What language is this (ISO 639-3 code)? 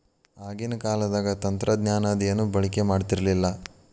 kan